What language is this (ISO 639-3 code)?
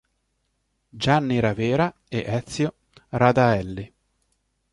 ita